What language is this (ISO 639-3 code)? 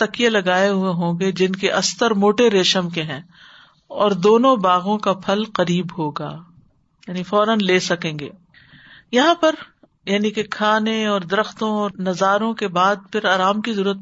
urd